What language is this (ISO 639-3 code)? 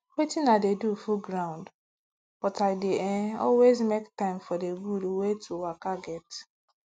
pcm